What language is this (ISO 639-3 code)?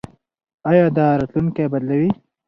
pus